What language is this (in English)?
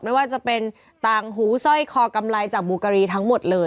Thai